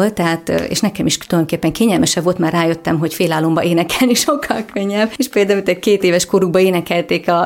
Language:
Hungarian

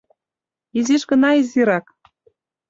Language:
Mari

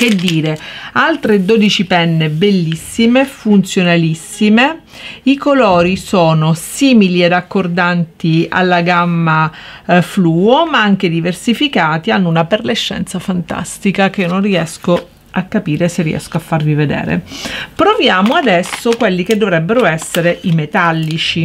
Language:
Italian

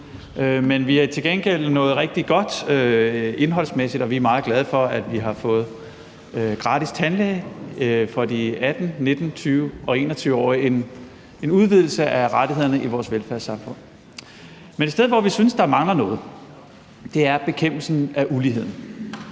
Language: Danish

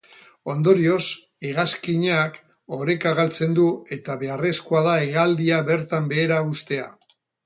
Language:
Basque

